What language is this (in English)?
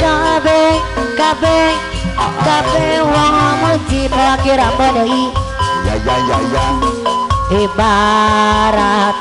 Indonesian